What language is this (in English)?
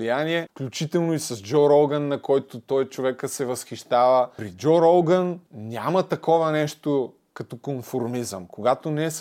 Bulgarian